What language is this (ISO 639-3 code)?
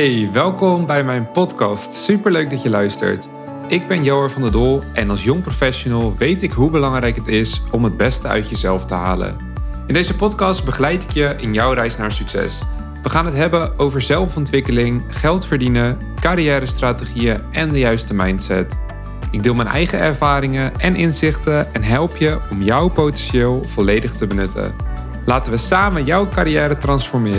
nld